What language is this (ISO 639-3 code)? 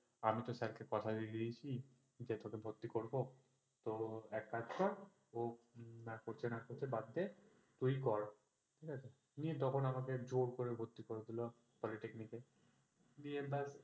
ben